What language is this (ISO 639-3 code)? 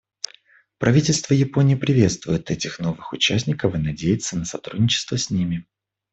rus